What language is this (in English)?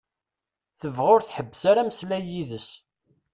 Kabyle